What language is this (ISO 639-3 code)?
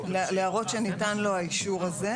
heb